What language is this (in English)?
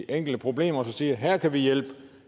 Danish